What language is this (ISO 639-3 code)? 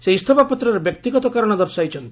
ori